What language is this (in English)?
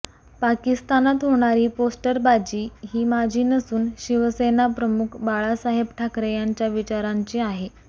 Marathi